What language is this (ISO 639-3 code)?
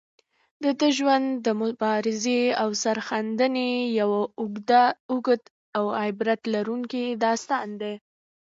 pus